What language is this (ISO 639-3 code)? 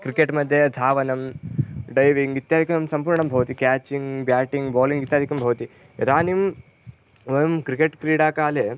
san